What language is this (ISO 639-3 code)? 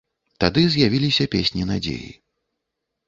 bel